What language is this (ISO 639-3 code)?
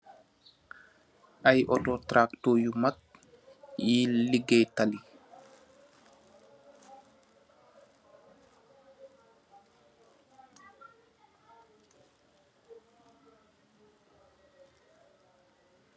wol